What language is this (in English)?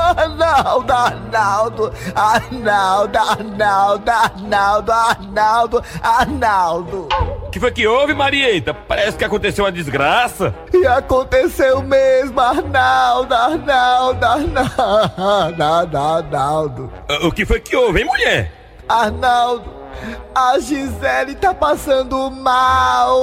Portuguese